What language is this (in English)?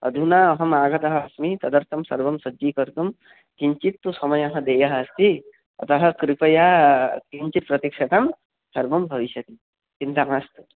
Sanskrit